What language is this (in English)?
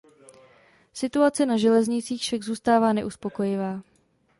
Czech